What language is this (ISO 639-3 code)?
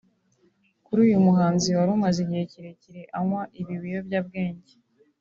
kin